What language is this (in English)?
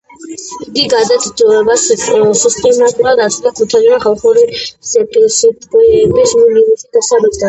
Georgian